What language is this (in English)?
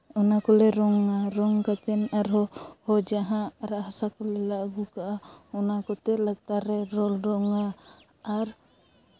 Santali